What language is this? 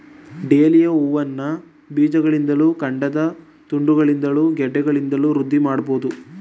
Kannada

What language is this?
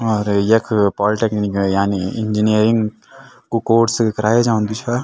Garhwali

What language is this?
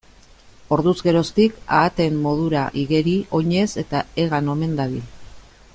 Basque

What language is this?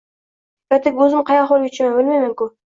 Uzbek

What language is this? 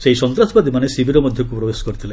Odia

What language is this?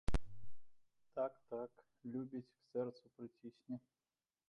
Belarusian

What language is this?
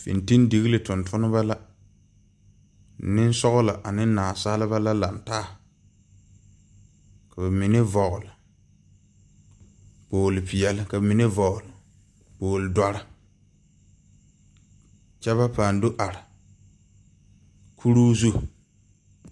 Southern Dagaare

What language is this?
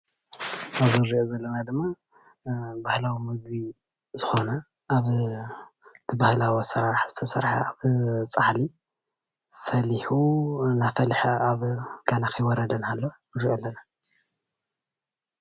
Tigrinya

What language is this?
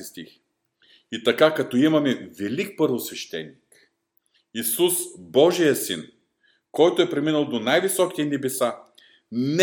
Bulgarian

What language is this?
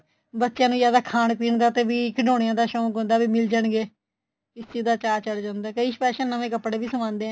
Punjabi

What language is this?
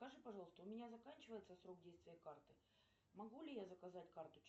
Russian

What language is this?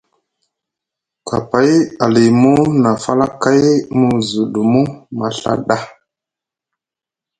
Musgu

